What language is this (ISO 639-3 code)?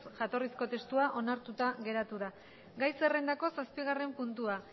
eus